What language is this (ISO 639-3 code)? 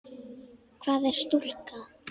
isl